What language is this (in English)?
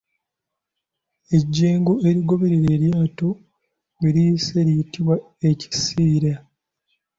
Ganda